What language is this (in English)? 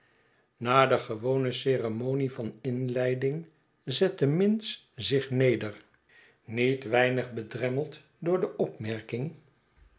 Dutch